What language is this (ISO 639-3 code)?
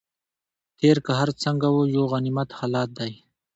pus